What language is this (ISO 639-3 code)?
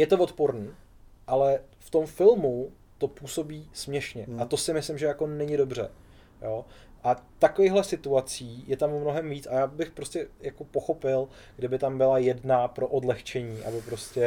ces